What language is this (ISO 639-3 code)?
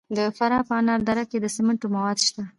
pus